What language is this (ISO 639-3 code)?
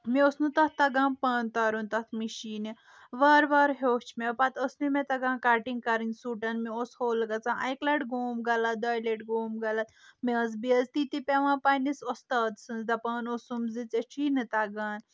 kas